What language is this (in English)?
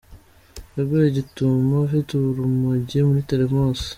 Kinyarwanda